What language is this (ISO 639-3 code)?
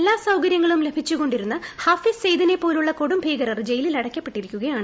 mal